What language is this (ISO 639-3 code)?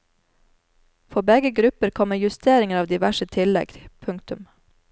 nor